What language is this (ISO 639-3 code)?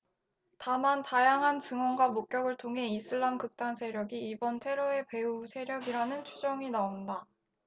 kor